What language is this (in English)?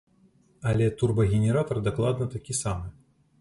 Belarusian